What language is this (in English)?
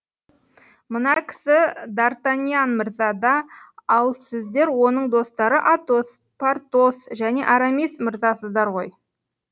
Kazakh